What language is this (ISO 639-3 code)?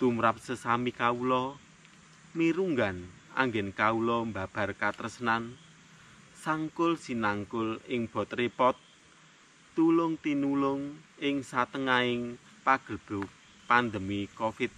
ind